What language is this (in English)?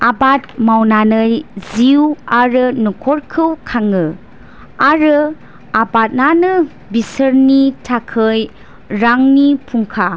Bodo